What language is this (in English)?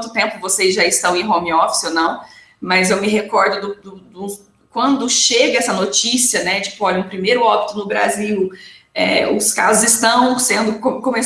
Portuguese